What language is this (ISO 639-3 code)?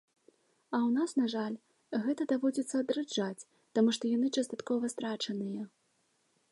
bel